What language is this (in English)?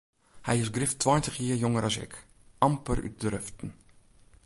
Western Frisian